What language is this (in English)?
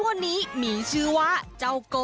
Thai